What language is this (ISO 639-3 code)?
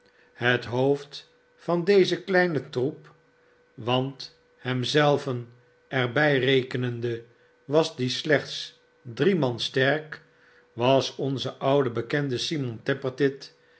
nld